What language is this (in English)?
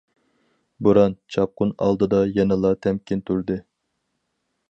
Uyghur